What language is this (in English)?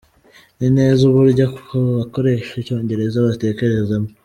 Kinyarwanda